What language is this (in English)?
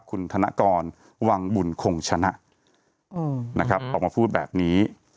Thai